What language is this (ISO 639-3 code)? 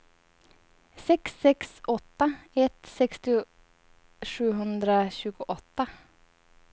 swe